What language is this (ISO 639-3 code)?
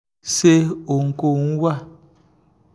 yor